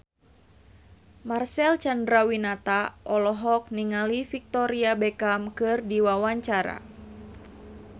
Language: Sundanese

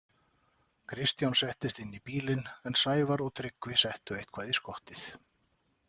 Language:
Icelandic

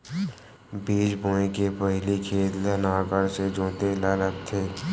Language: Chhattisgarhi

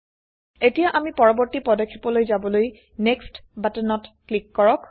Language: Assamese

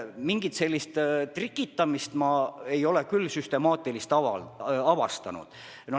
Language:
Estonian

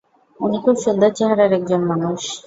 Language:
Bangla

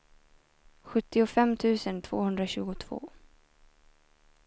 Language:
Swedish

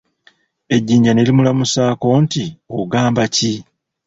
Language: Ganda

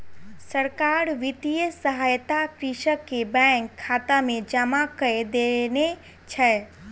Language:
Maithili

